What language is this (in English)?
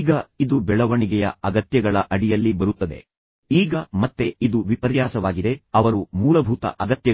Kannada